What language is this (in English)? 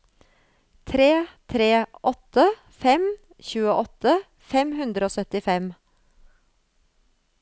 Norwegian